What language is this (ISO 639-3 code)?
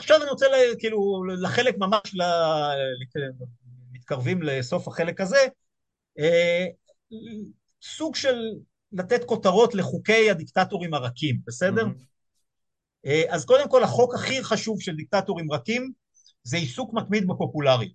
heb